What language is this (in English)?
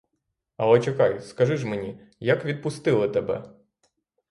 Ukrainian